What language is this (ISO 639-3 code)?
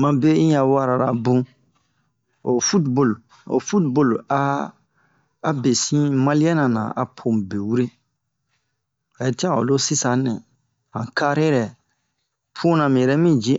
bmq